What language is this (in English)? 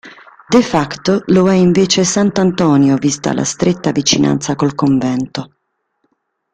Italian